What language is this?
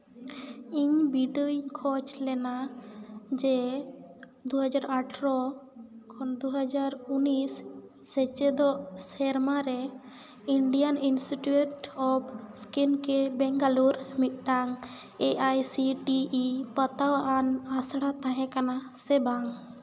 Santali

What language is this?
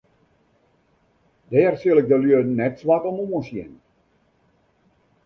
Western Frisian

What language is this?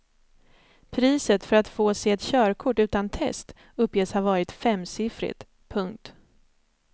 Swedish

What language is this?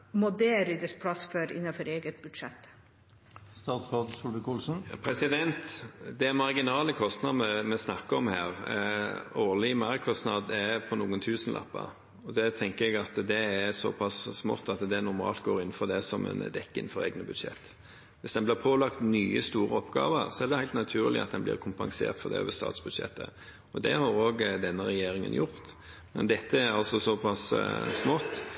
Norwegian Bokmål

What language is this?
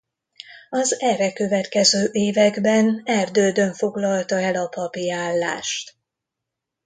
Hungarian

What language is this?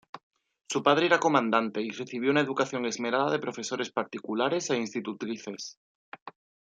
Spanish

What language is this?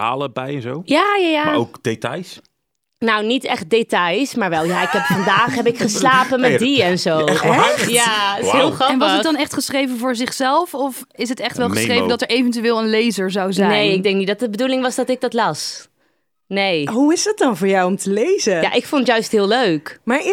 Dutch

